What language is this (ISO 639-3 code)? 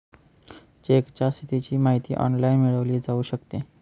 mar